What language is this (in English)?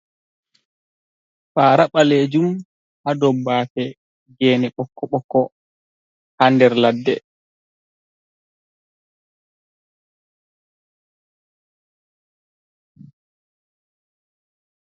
Fula